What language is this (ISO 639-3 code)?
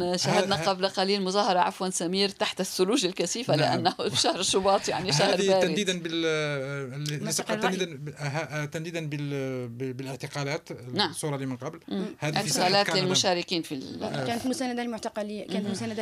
ara